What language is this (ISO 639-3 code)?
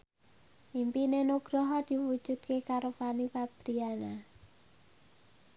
jav